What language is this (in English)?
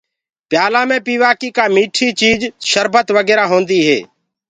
Gurgula